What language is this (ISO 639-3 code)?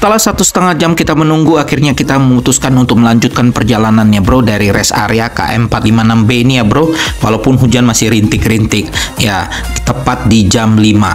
ind